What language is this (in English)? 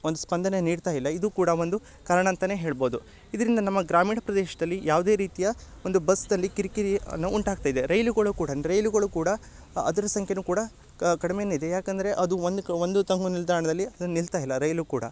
Kannada